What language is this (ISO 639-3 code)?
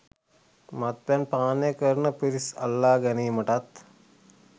sin